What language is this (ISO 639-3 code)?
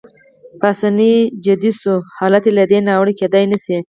pus